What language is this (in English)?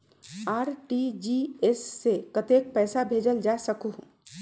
Magahi